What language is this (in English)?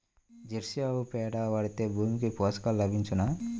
Telugu